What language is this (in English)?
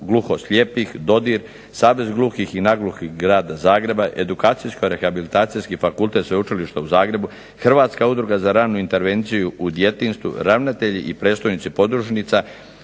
Croatian